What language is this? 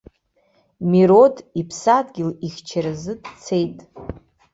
Abkhazian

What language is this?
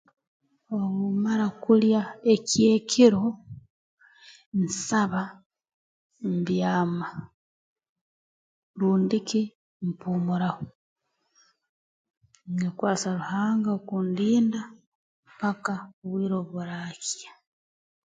Tooro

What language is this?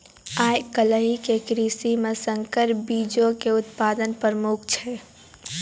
Maithili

